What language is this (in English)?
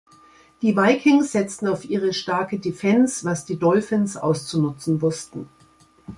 German